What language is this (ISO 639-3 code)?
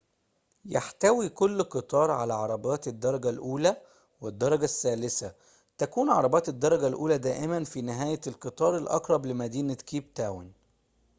ara